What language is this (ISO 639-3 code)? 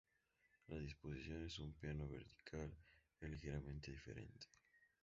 spa